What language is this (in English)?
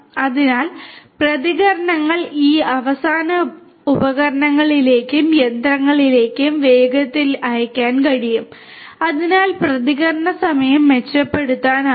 Malayalam